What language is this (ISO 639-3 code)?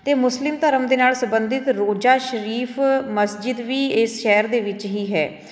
pan